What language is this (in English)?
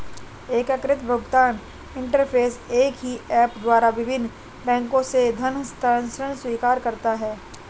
Hindi